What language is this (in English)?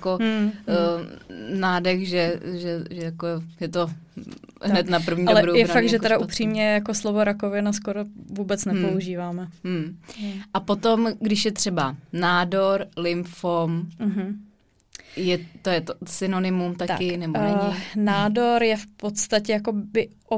Czech